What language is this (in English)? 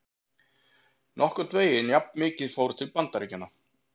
Icelandic